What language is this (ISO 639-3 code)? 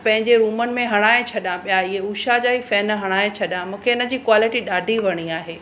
snd